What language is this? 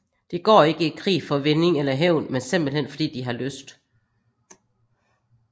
Danish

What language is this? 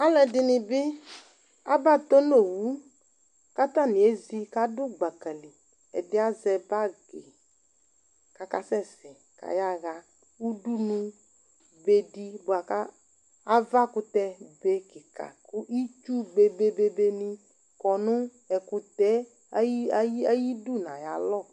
Ikposo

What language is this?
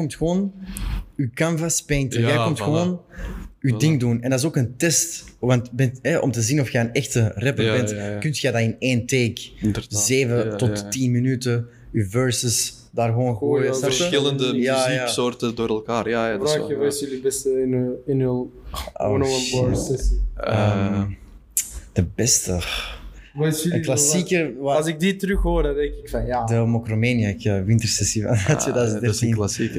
Dutch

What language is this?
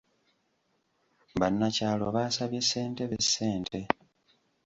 Ganda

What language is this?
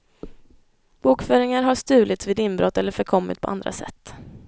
Swedish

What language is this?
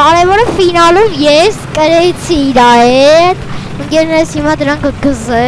Korean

